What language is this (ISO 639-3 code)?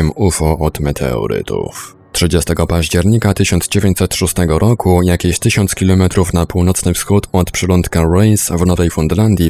pol